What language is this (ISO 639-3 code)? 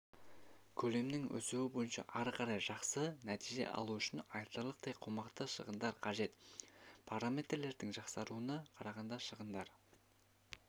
kaz